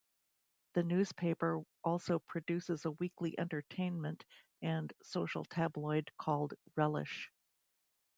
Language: English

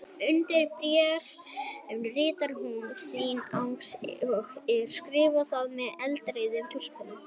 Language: Icelandic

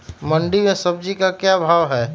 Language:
Magahi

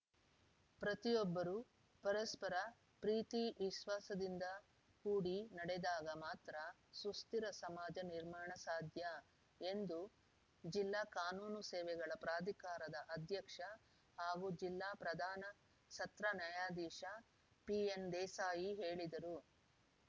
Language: Kannada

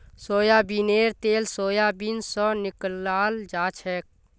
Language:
Magahi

